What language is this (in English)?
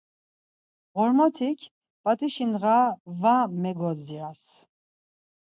Laz